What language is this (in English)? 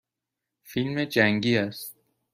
Persian